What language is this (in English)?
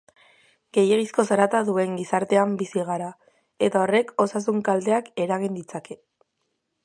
Basque